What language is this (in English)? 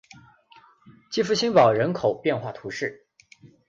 Chinese